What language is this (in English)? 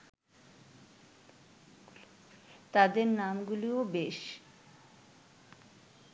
Bangla